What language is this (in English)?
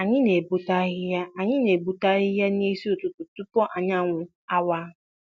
Igbo